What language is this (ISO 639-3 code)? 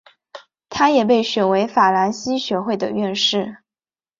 zho